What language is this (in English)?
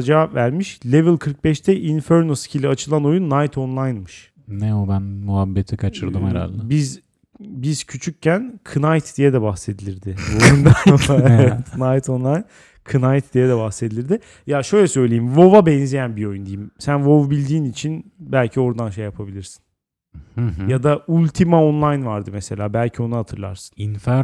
Turkish